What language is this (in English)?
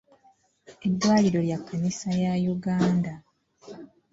Ganda